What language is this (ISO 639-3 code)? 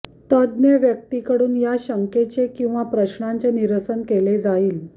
mar